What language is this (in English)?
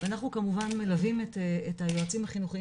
Hebrew